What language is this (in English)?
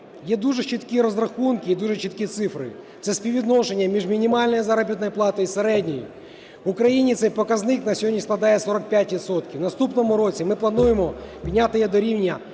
Ukrainian